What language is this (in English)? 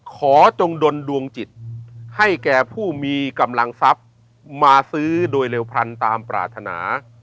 Thai